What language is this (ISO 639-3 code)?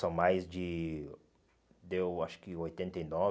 por